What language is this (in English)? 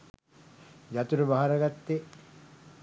Sinhala